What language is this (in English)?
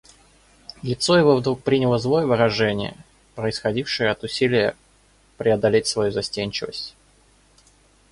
Russian